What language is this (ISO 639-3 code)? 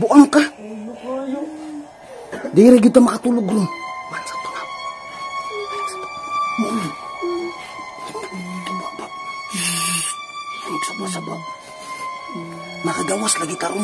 ind